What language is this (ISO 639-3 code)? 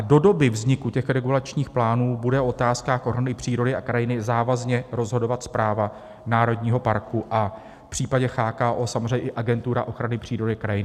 ces